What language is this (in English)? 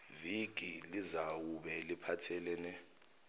Zulu